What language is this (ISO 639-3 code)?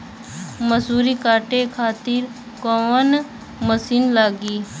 bho